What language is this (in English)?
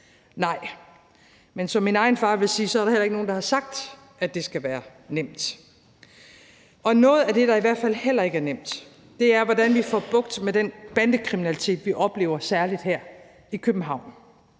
Danish